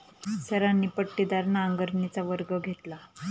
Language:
Marathi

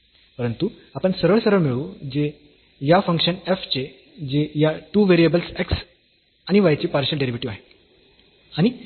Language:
Marathi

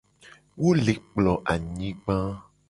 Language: Gen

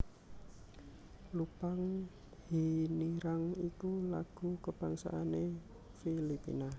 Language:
Javanese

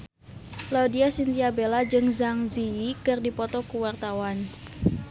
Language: Sundanese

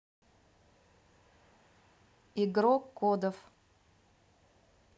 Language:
Russian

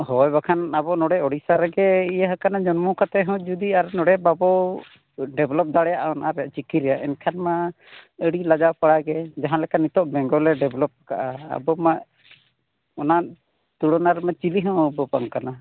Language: Santali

